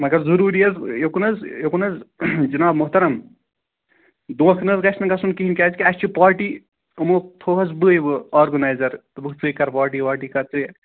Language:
Kashmiri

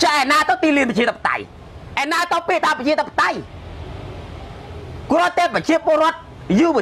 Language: Thai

